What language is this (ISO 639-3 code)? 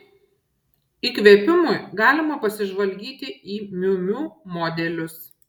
lit